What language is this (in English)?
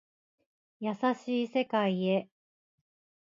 Japanese